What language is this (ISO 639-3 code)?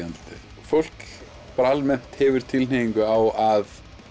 isl